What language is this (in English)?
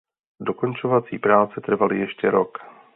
Czech